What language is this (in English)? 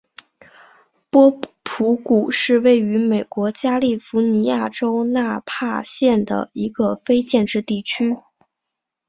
Chinese